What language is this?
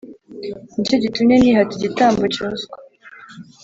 Kinyarwanda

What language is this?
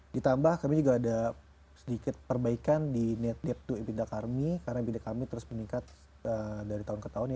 Indonesian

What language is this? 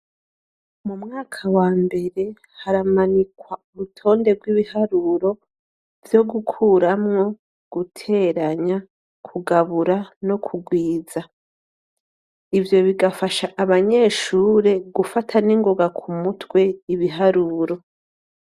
Rundi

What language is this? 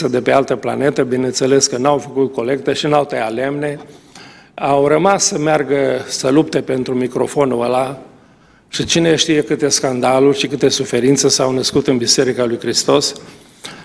Romanian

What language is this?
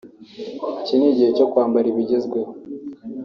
Kinyarwanda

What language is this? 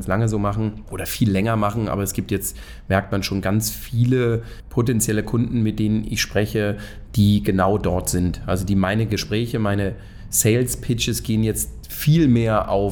German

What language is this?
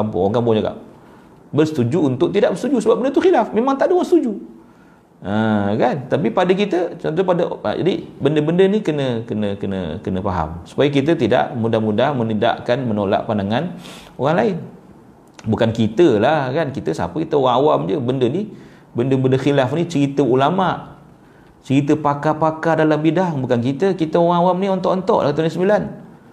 Malay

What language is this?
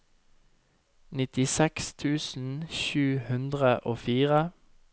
Norwegian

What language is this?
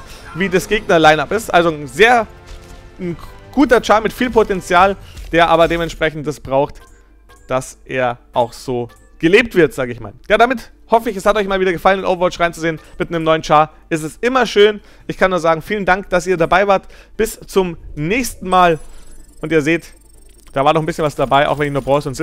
German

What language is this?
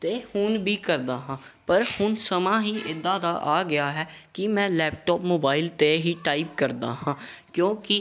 Punjabi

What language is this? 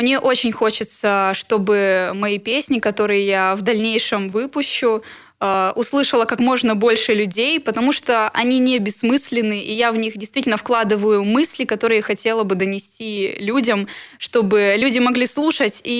Russian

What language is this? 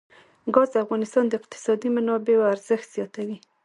Pashto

